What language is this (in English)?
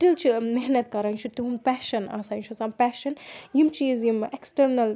Kashmiri